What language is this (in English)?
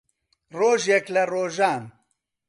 Central Kurdish